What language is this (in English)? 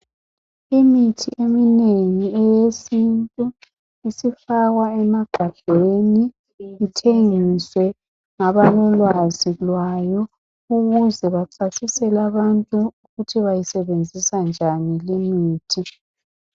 North Ndebele